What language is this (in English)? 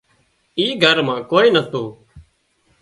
Wadiyara Koli